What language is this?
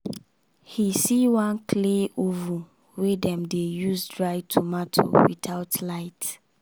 Nigerian Pidgin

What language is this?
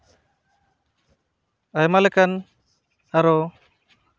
Santali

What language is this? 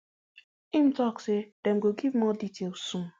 Nigerian Pidgin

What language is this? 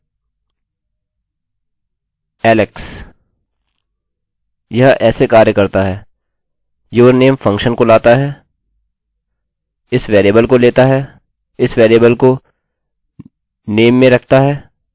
Hindi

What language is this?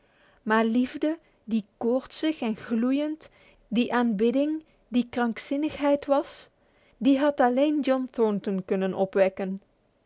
Dutch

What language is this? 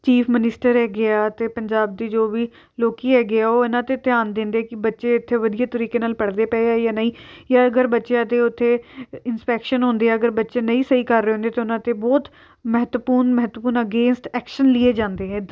Punjabi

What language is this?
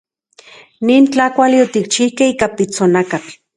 Central Puebla Nahuatl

